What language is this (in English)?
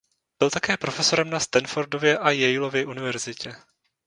Czech